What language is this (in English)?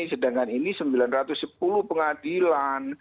Indonesian